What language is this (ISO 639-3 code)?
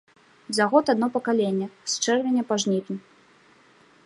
bel